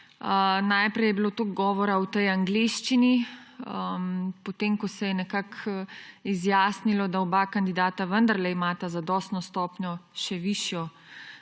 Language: Slovenian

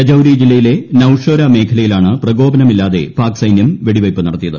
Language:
Malayalam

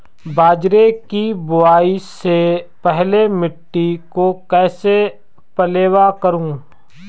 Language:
Hindi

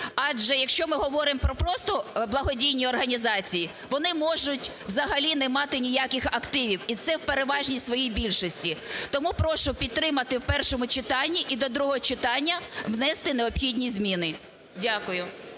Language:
Ukrainian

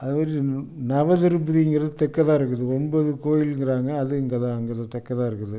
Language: Tamil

